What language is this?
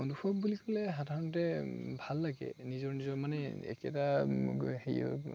Assamese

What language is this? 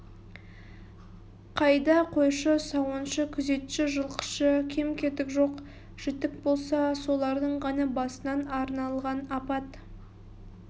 Kazakh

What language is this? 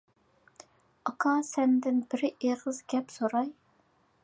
Uyghur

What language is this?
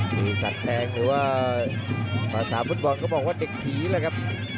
Thai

